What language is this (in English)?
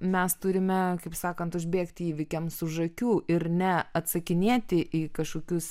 Lithuanian